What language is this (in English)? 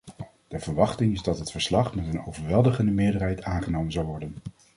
Dutch